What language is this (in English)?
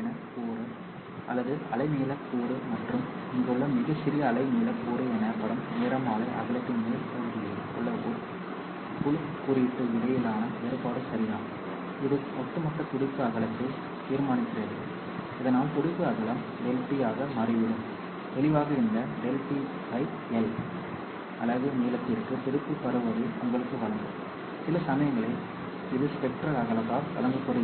Tamil